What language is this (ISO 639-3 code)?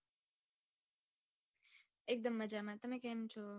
guj